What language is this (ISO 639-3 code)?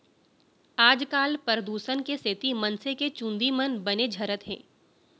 hne